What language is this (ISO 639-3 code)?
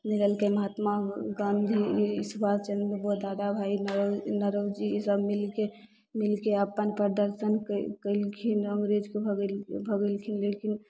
mai